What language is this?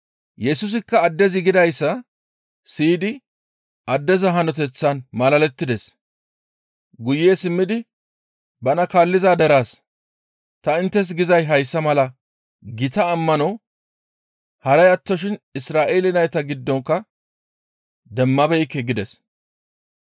Gamo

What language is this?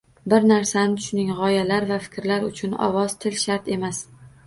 Uzbek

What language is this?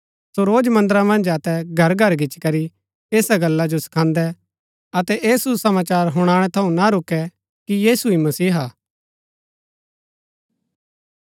Gaddi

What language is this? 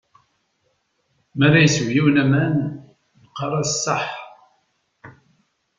Kabyle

